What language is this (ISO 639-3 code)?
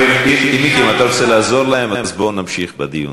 heb